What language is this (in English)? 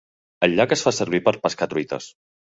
Catalan